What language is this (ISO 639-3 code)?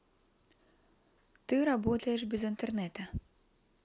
rus